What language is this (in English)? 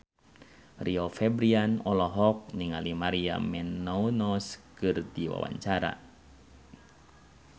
Sundanese